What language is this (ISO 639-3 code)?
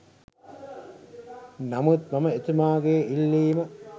sin